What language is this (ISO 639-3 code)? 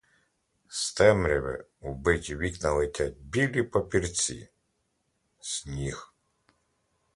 ukr